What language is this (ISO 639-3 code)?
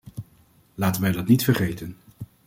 nld